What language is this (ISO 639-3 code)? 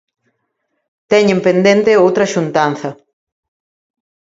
glg